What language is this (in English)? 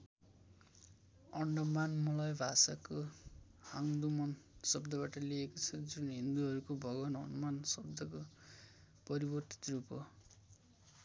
Nepali